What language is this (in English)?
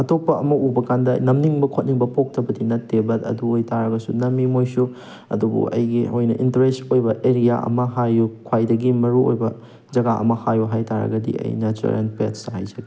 Manipuri